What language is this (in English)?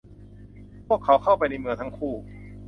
Thai